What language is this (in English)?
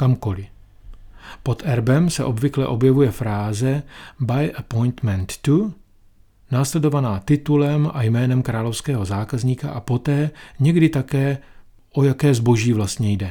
Czech